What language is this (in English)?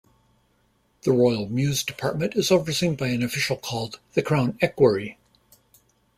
English